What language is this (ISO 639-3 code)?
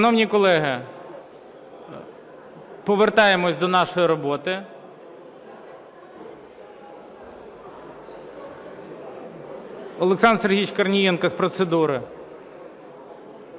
ukr